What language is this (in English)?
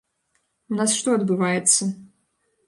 Belarusian